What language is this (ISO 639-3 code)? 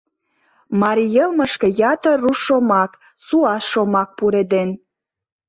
chm